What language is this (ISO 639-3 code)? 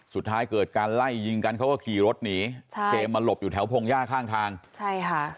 tha